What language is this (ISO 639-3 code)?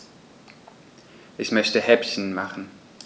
deu